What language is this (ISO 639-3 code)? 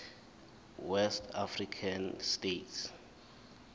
zul